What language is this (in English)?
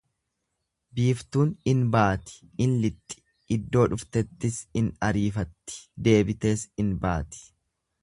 Oromo